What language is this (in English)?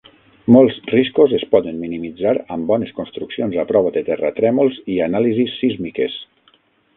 Catalan